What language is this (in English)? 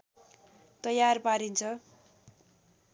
Nepali